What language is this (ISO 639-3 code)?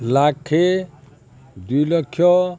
ori